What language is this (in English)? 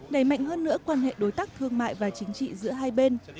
Vietnamese